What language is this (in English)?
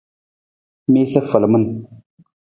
Nawdm